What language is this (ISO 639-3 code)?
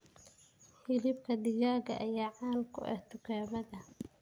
som